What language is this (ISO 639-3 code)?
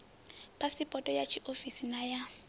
ven